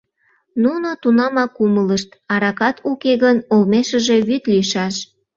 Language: Mari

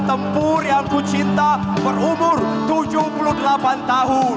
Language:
Indonesian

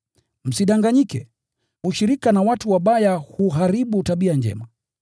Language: Swahili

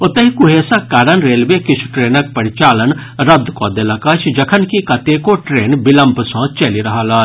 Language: Maithili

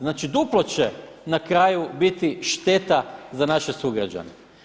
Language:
Croatian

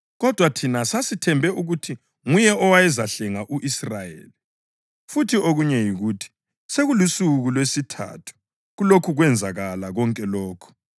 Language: North Ndebele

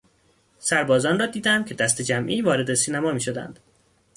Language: Persian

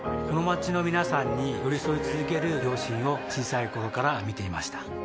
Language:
Japanese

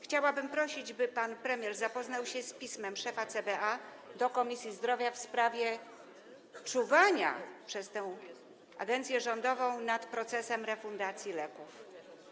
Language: Polish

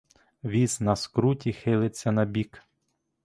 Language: Ukrainian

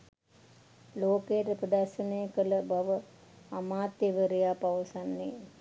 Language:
Sinhala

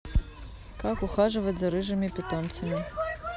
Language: Russian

